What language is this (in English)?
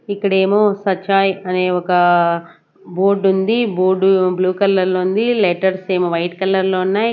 Telugu